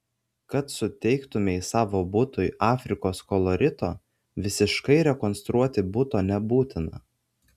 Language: Lithuanian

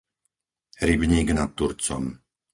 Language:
Slovak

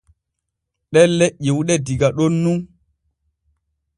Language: Borgu Fulfulde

